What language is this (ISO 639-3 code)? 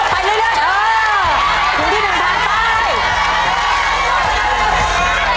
tha